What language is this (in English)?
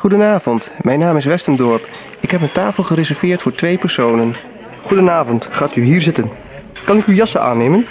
Dutch